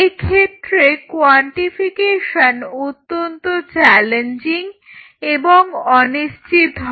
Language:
Bangla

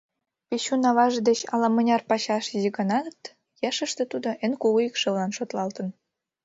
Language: Mari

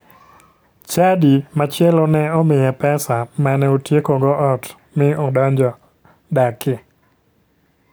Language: Luo (Kenya and Tanzania)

